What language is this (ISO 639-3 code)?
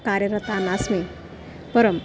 san